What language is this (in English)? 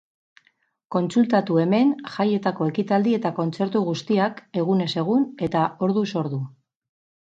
Basque